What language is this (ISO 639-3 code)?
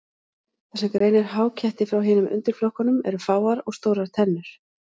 isl